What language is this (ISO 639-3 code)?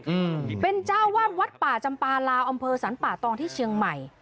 tha